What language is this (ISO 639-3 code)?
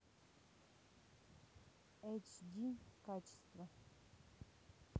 rus